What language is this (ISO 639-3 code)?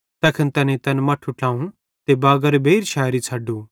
bhd